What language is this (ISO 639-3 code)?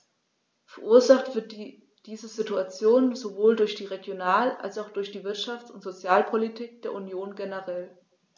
deu